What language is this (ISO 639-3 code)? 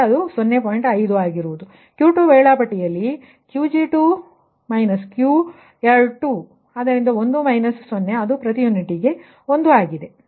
kan